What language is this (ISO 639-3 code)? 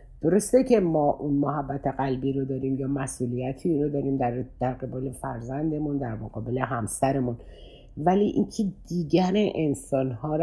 fas